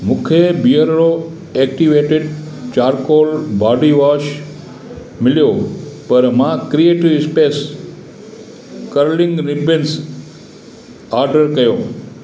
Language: Sindhi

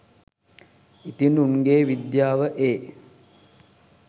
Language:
Sinhala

